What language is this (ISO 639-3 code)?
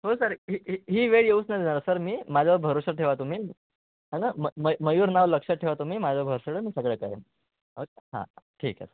mar